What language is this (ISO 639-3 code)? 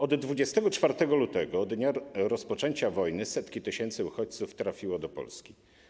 pol